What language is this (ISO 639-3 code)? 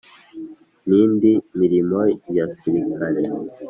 kin